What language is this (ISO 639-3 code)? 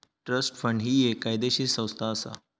mar